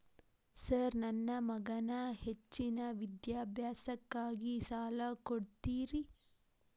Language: Kannada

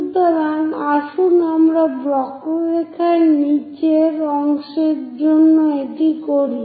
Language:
Bangla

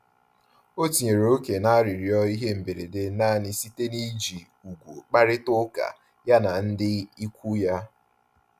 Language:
Igbo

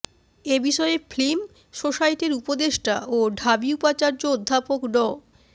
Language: Bangla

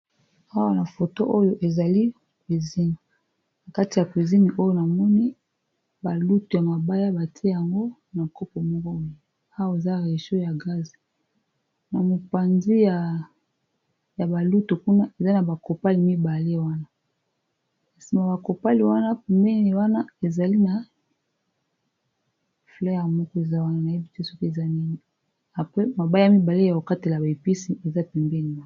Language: Lingala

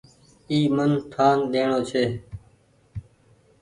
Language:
Goaria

